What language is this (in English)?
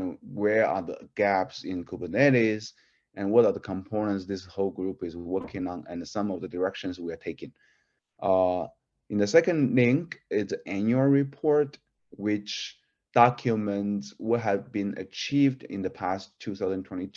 English